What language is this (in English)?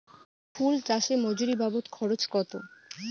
Bangla